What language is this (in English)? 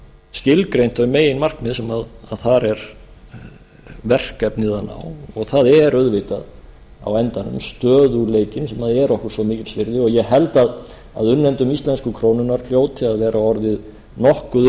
Icelandic